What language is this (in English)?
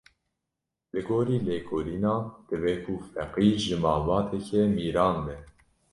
Kurdish